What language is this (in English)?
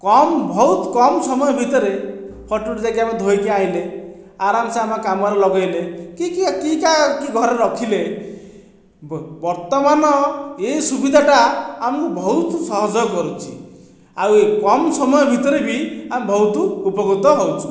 Odia